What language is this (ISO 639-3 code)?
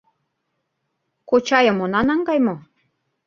chm